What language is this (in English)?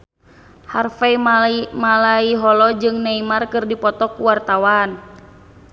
Sundanese